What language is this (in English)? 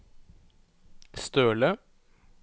Norwegian